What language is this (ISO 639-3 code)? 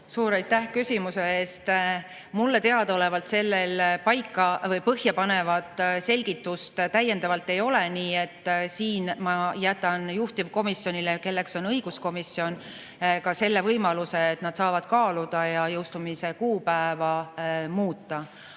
est